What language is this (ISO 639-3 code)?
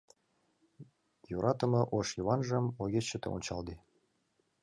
chm